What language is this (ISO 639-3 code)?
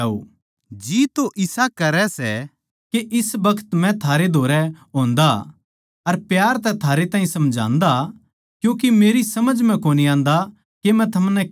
bgc